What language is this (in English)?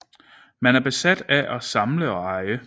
Danish